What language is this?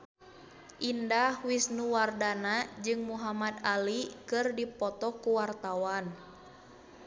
Sundanese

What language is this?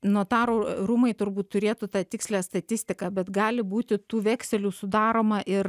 Lithuanian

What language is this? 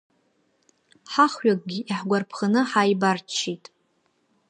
Abkhazian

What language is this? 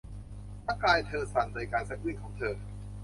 Thai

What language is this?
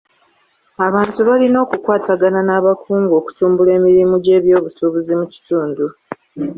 Ganda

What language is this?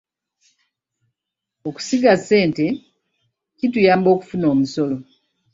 Ganda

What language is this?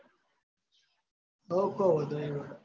Gujarati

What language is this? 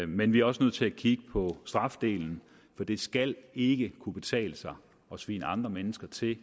Danish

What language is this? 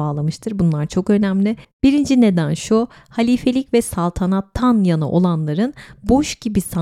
Turkish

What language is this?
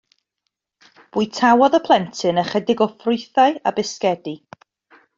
Welsh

